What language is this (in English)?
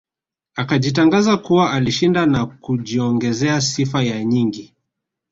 Swahili